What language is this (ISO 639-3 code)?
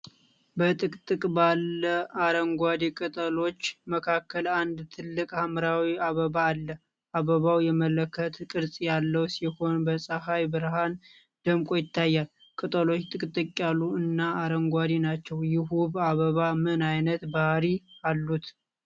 amh